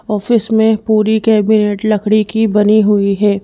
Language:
Hindi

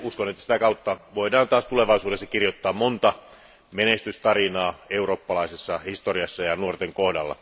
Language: Finnish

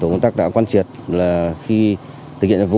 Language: Vietnamese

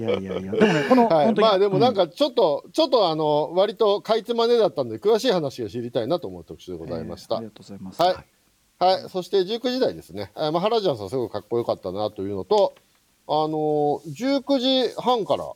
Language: Japanese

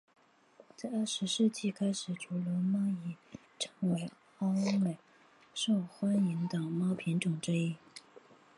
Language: Chinese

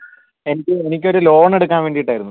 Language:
Malayalam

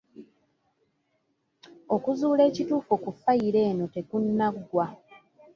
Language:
Ganda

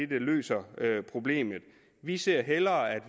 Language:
Danish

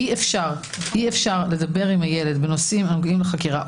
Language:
Hebrew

